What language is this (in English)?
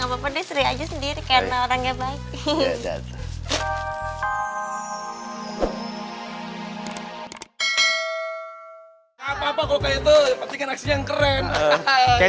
Indonesian